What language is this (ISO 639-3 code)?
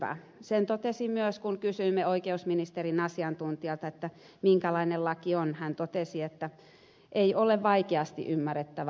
fin